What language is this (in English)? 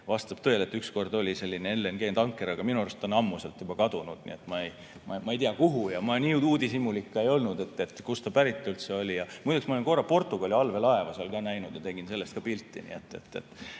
Estonian